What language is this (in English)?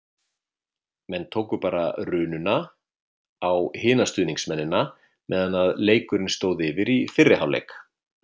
Icelandic